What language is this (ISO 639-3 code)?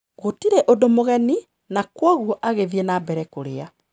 kik